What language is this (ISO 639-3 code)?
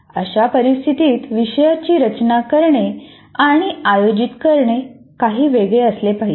mar